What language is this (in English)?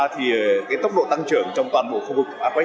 Vietnamese